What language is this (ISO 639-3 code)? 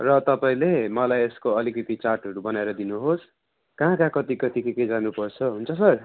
nep